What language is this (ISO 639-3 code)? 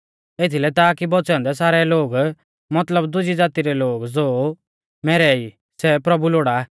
bfz